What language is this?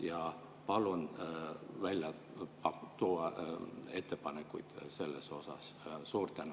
Estonian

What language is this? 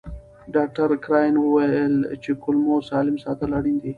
Pashto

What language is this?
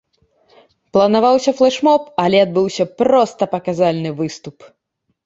Belarusian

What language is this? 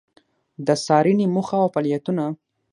Pashto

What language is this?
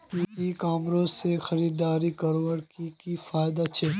Magahi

